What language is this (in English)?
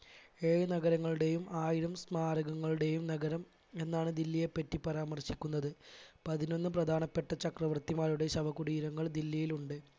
Malayalam